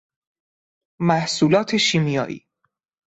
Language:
Persian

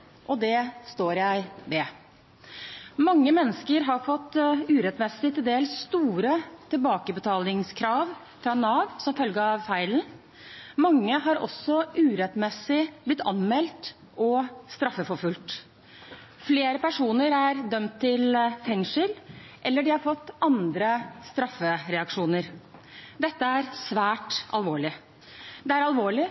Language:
Norwegian Bokmål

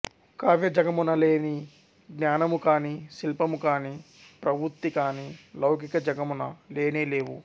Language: Telugu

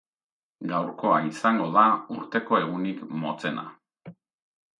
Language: Basque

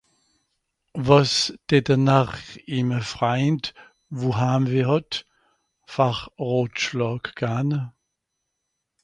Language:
Swiss German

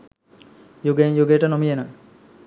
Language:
Sinhala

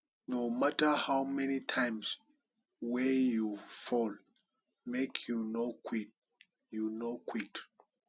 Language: Nigerian Pidgin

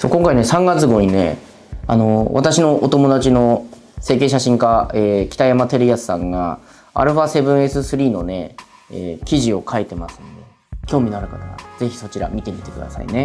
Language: Japanese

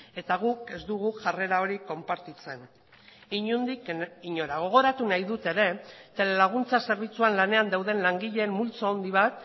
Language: Basque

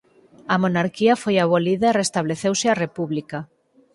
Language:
Galician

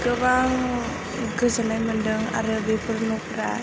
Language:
Bodo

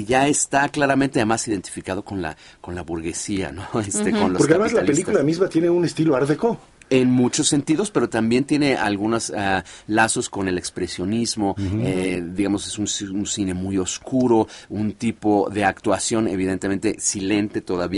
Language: Spanish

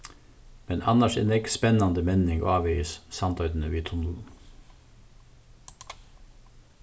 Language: Faroese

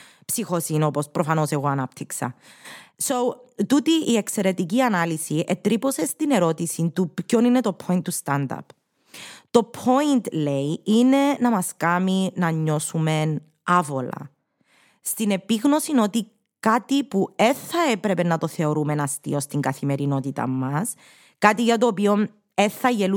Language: Greek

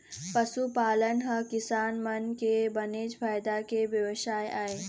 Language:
Chhattisgarhi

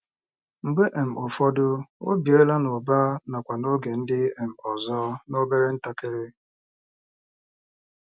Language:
Igbo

